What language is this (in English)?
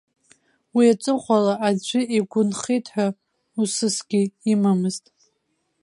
Abkhazian